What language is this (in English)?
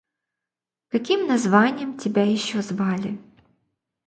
Russian